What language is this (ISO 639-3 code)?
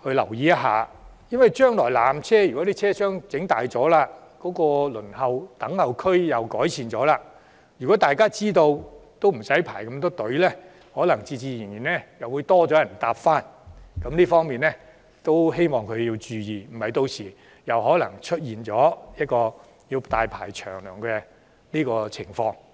yue